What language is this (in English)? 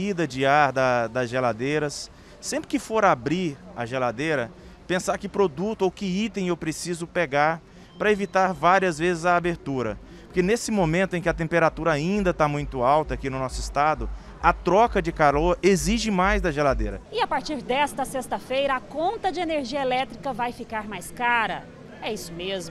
Portuguese